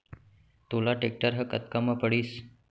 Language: Chhattisgarhi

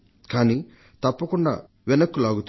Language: Telugu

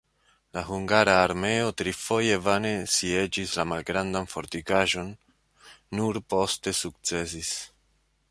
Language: Esperanto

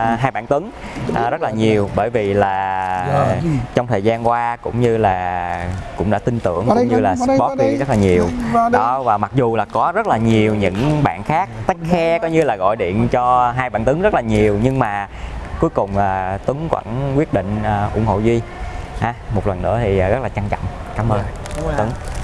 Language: Vietnamese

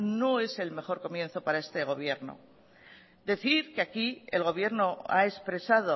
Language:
Spanish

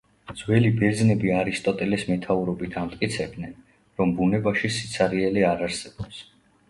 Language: Georgian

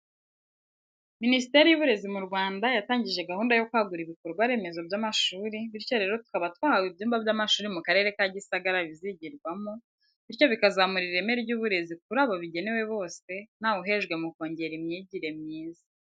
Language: Kinyarwanda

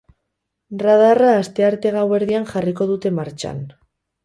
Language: Basque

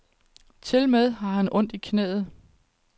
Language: Danish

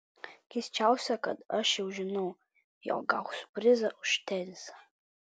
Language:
Lithuanian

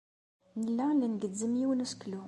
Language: Kabyle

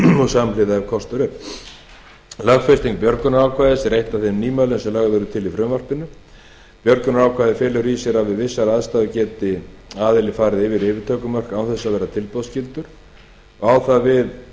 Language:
Icelandic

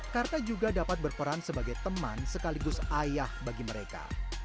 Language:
Indonesian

